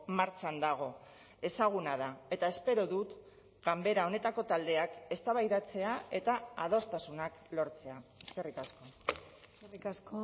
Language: Basque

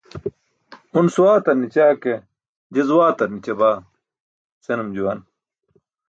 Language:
Burushaski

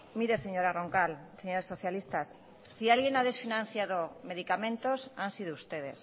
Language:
Spanish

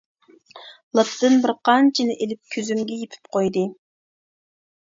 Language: Uyghur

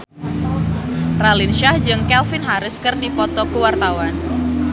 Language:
Sundanese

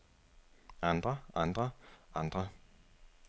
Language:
Danish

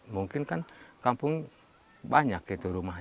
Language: Indonesian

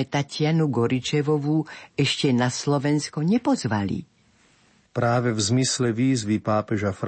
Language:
Slovak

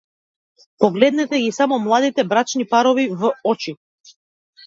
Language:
Macedonian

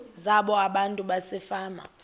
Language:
Xhosa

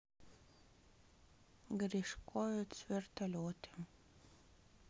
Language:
Russian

